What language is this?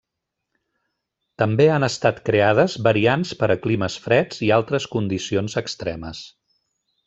Catalan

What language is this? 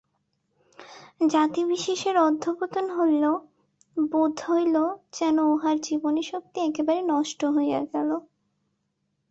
Bangla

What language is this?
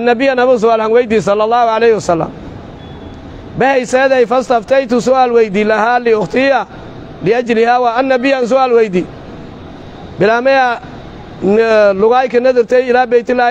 Arabic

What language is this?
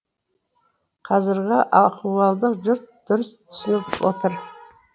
Kazakh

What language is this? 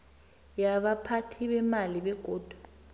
South Ndebele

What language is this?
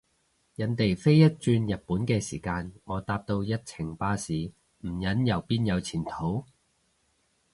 Cantonese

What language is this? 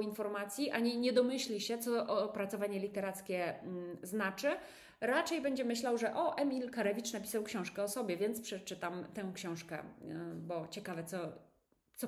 Polish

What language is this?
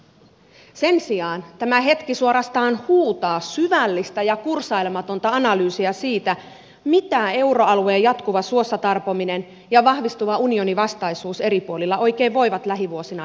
Finnish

